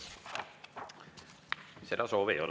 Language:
Estonian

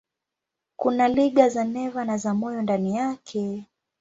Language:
Swahili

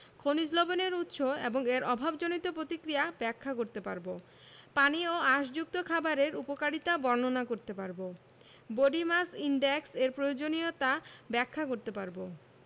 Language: Bangla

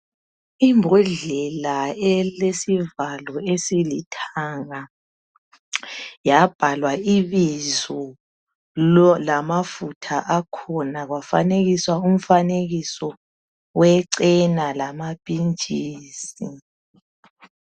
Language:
North Ndebele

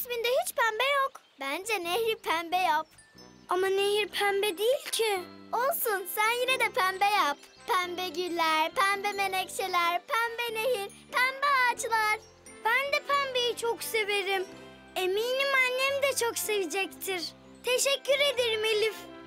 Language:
Turkish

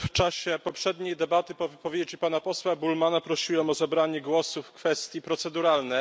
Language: Polish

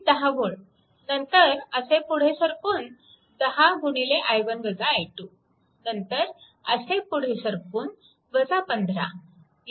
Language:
Marathi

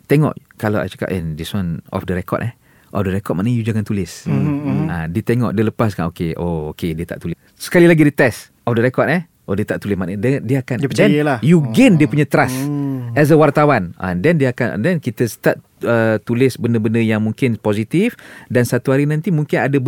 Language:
Malay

